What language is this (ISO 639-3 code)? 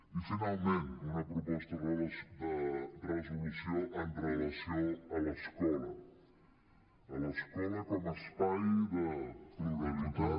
cat